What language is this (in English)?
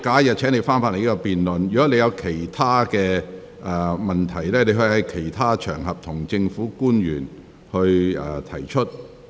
Cantonese